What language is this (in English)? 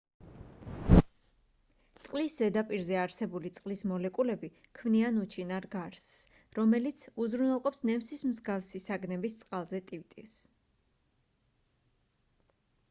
Georgian